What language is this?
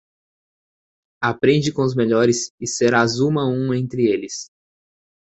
Portuguese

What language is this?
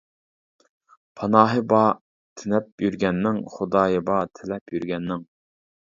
Uyghur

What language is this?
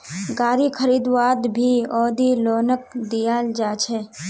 Magahi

